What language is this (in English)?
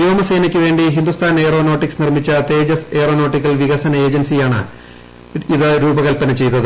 Malayalam